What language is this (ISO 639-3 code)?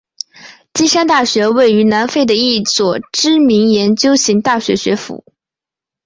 zho